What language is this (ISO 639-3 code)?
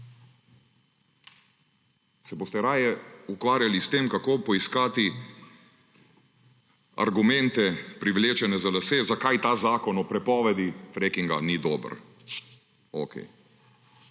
slv